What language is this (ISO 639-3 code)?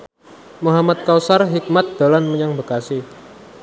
jav